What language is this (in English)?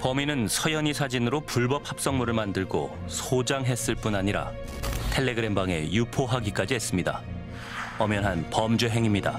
Korean